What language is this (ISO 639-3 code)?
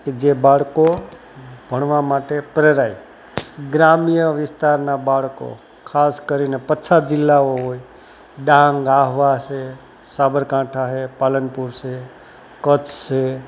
guj